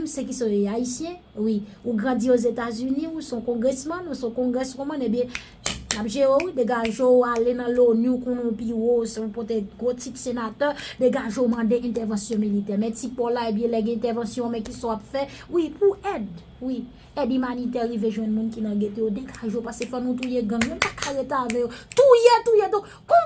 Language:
French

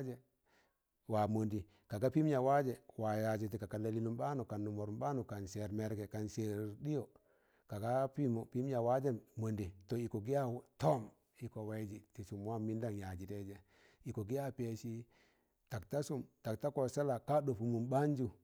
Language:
Tangale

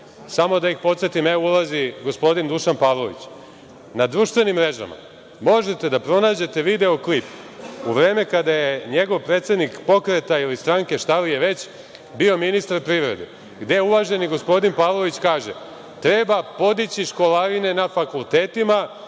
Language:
Serbian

